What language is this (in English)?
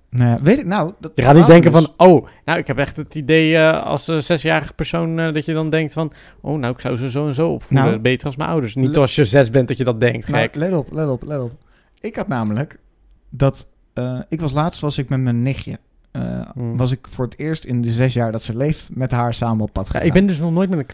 Dutch